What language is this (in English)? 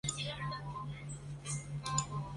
Chinese